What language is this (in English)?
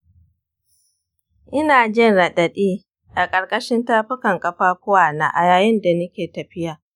Hausa